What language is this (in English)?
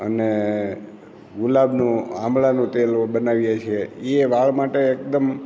Gujarati